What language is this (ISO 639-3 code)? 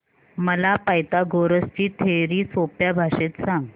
mar